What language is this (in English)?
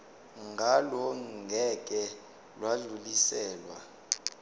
Zulu